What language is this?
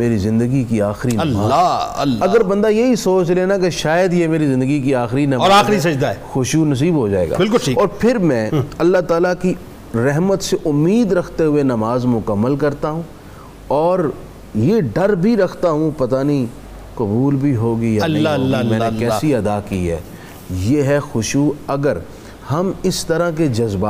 Urdu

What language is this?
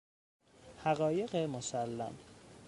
Persian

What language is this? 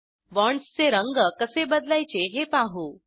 Marathi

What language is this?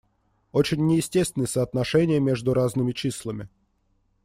Russian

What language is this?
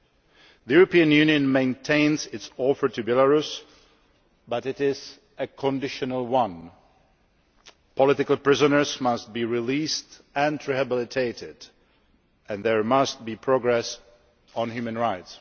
English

